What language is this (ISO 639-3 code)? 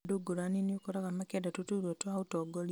kik